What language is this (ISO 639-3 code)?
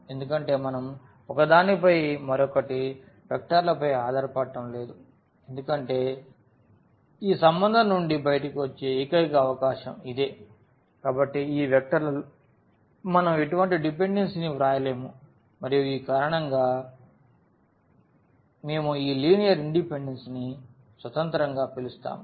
tel